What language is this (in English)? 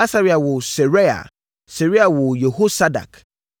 Akan